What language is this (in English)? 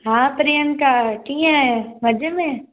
Sindhi